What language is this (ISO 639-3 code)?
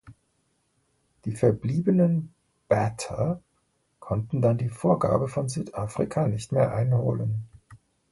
deu